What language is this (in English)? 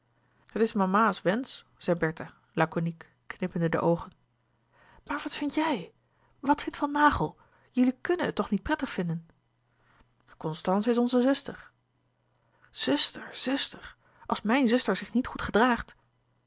Dutch